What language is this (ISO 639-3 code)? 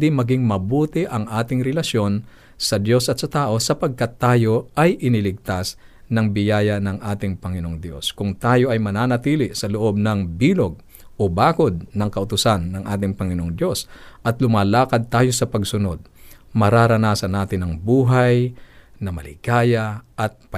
fil